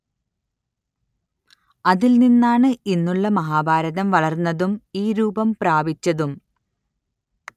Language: Malayalam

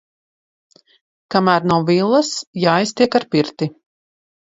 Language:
Latvian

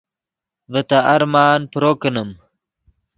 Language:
Yidgha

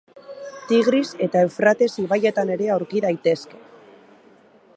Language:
Basque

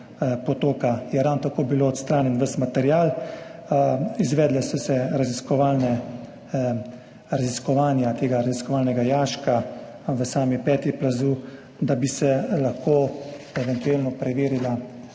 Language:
Slovenian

